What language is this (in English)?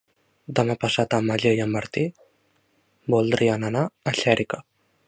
Catalan